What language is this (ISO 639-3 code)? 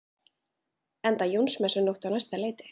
isl